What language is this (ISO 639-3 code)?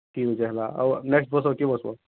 ori